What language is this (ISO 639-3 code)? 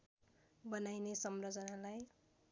nep